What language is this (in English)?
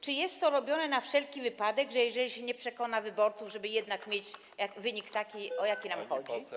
Polish